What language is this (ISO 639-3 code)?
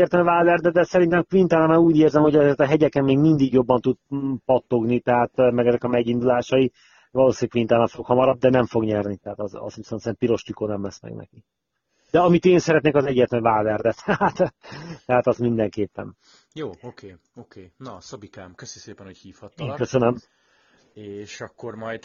hun